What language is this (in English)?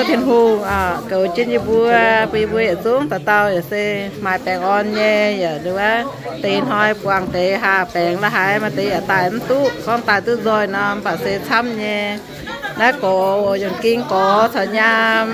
Thai